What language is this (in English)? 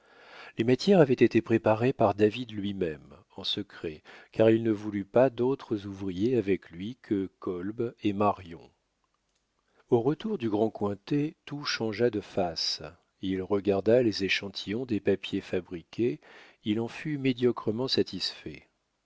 French